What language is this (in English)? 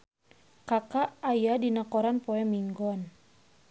Sundanese